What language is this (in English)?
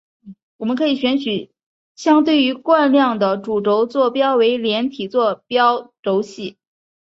Chinese